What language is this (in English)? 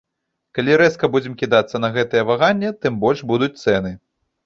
Belarusian